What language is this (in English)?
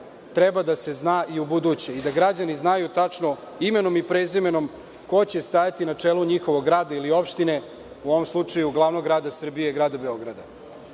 Serbian